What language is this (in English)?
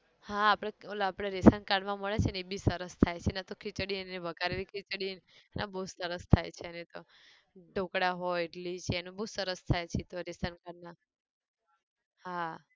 Gujarati